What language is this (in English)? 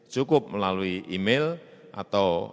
Indonesian